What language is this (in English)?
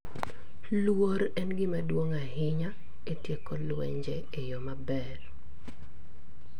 Luo (Kenya and Tanzania)